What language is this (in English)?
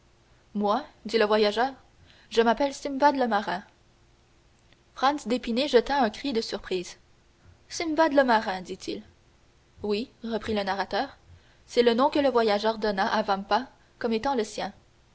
French